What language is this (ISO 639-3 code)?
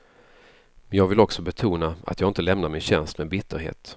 swe